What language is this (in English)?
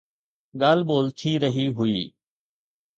Sindhi